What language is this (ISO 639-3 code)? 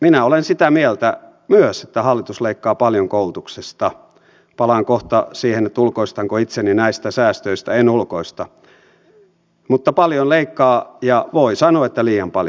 fin